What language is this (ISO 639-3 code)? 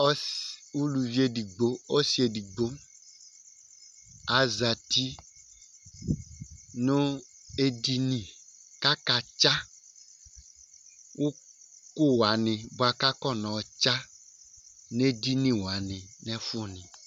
kpo